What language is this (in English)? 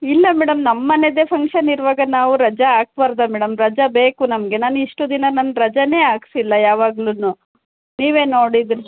Kannada